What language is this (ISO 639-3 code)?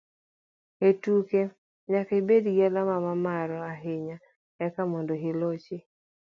luo